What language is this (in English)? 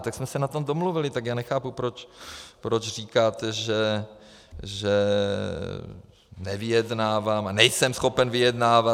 Czech